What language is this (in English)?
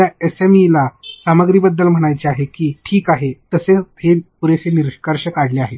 Marathi